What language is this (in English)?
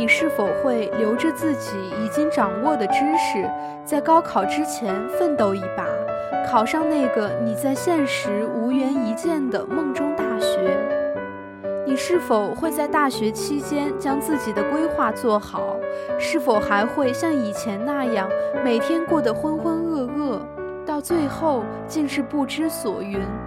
Chinese